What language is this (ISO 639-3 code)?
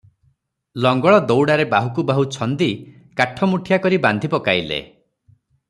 ori